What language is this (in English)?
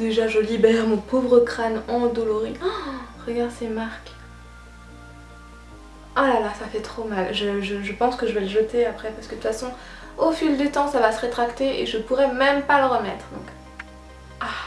French